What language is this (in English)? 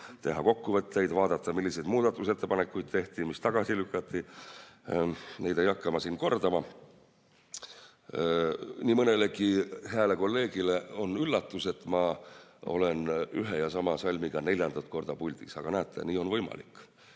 Estonian